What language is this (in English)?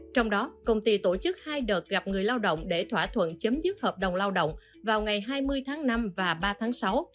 Vietnamese